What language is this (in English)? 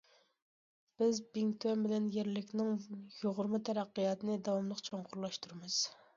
Uyghur